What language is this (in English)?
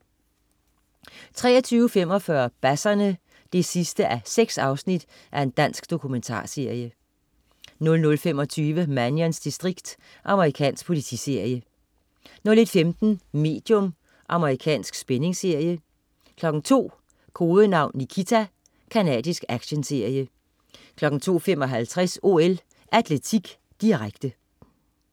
Danish